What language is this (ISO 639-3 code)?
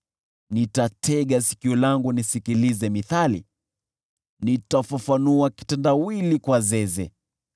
swa